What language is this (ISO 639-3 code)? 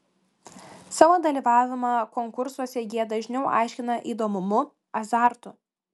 lit